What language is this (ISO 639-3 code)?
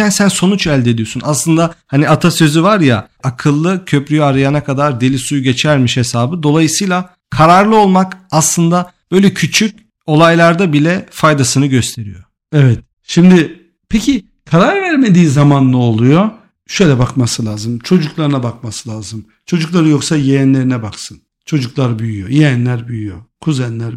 tur